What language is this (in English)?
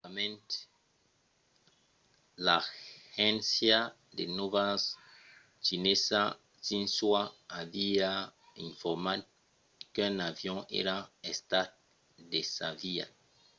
Occitan